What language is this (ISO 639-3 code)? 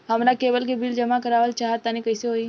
bho